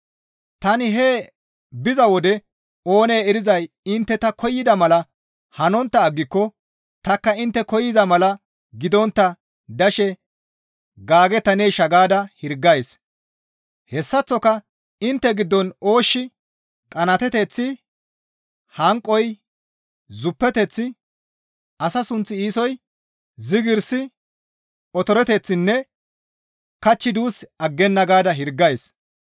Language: Gamo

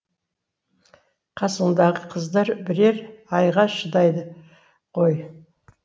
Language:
Kazakh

